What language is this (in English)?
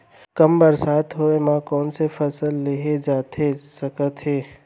Chhattisgarhi